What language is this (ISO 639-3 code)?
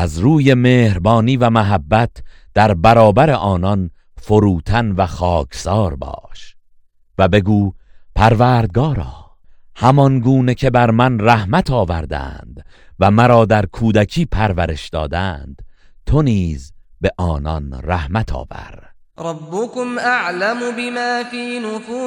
fas